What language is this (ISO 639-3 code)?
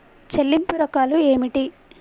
tel